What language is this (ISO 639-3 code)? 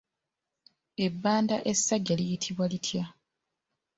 lug